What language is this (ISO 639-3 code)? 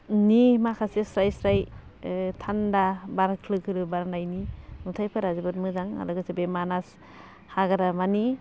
brx